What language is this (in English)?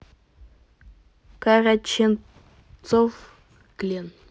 Russian